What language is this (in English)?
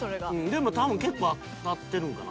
Japanese